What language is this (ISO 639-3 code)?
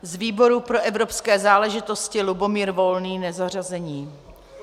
ces